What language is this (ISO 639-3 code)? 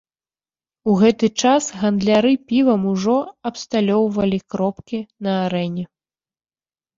bel